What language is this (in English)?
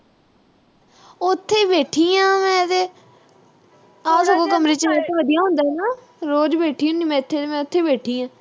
Punjabi